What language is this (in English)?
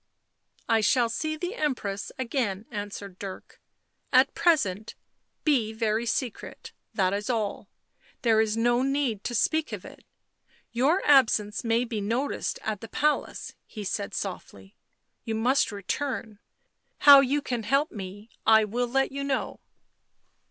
English